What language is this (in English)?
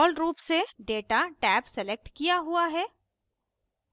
Hindi